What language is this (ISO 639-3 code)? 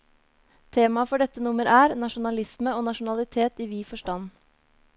nor